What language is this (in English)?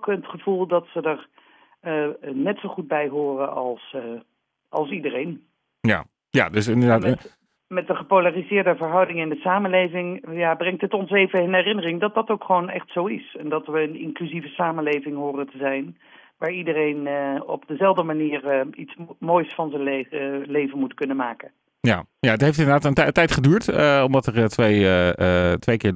Dutch